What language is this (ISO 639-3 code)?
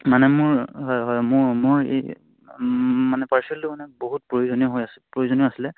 asm